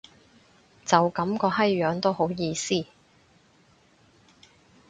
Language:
Cantonese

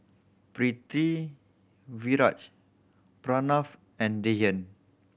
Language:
English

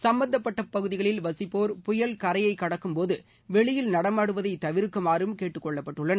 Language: Tamil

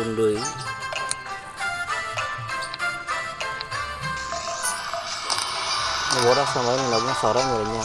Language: Indonesian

